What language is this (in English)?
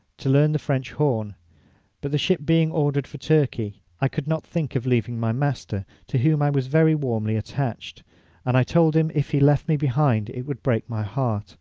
English